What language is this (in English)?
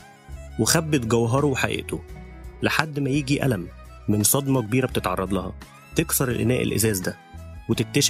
Arabic